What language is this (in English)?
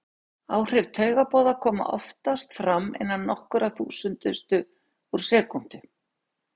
Icelandic